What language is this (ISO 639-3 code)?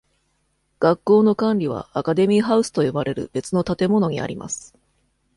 jpn